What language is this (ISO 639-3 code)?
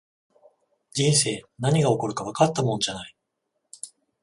jpn